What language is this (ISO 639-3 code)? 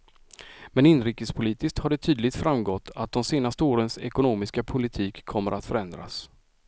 swe